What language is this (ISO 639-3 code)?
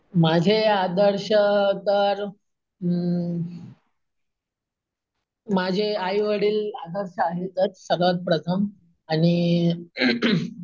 mar